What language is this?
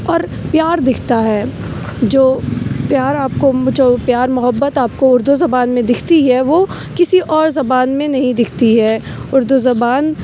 Urdu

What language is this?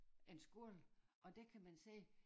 Danish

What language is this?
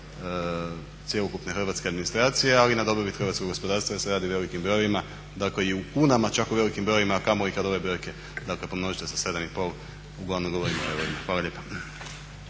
Croatian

